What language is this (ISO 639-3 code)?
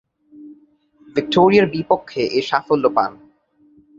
ben